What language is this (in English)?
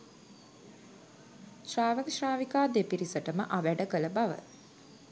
Sinhala